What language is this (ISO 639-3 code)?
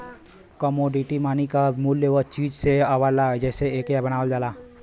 bho